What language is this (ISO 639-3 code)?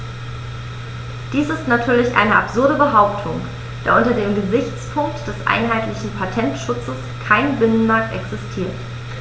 deu